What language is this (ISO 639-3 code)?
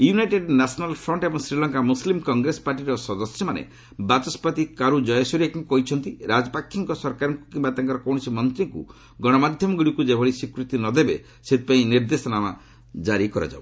ori